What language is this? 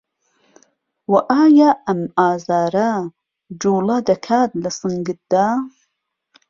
Central Kurdish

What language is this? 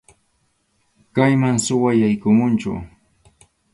Arequipa-La Unión Quechua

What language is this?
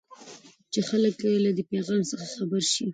Pashto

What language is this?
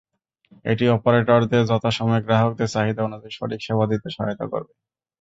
Bangla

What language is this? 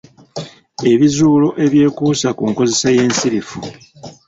Ganda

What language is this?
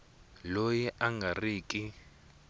Tsonga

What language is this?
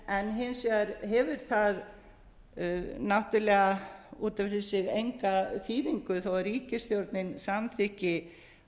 Icelandic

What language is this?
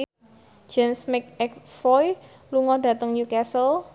Javanese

